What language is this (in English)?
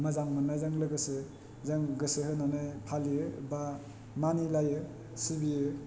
Bodo